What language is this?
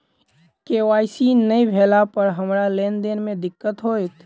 Maithili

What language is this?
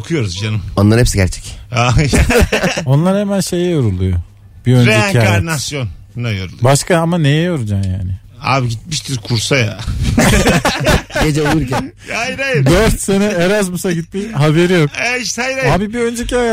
Turkish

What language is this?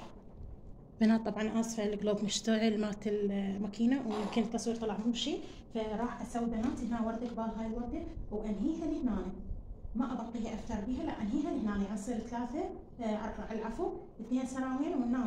Arabic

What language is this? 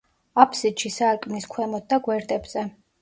Georgian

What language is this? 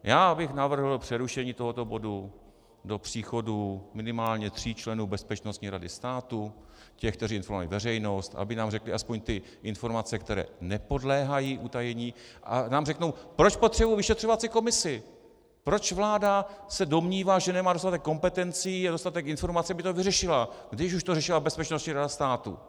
Czech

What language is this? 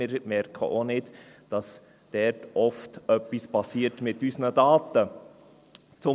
Swiss German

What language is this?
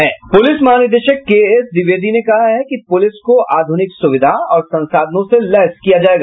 Hindi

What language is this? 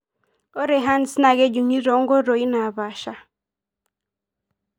Masai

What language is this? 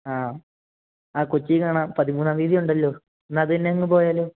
Malayalam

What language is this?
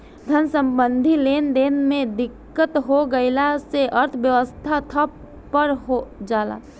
Bhojpuri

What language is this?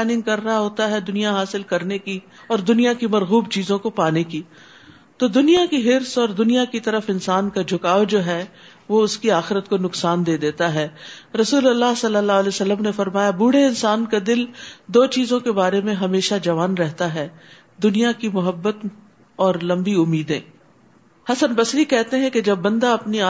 Urdu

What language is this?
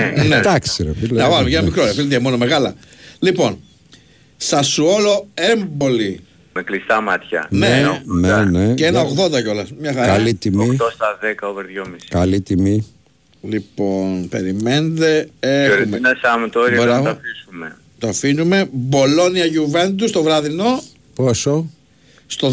Greek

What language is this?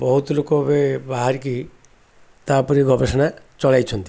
Odia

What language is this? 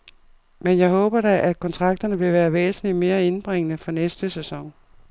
Danish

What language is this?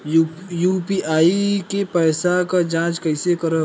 Bhojpuri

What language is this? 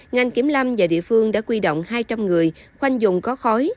Vietnamese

